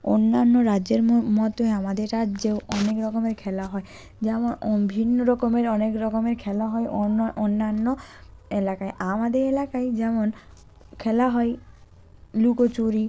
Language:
Bangla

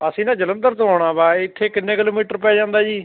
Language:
Punjabi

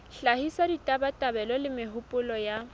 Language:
Southern Sotho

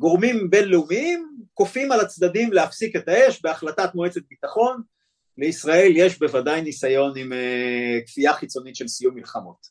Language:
Hebrew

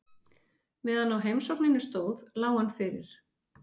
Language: Icelandic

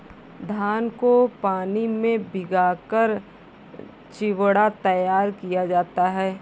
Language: Hindi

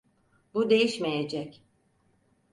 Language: Turkish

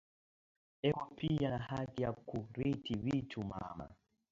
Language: Swahili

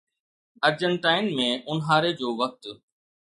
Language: Sindhi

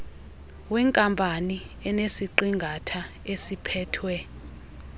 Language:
Xhosa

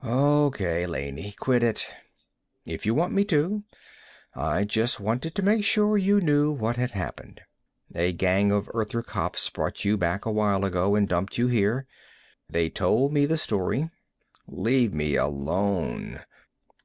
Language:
English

